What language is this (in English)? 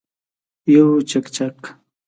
Pashto